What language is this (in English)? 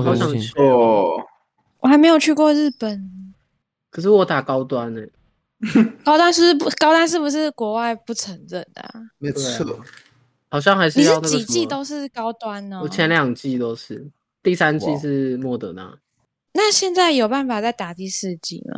Chinese